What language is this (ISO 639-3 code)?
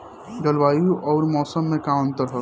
bho